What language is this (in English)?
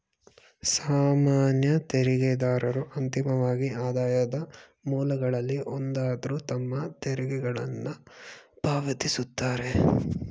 Kannada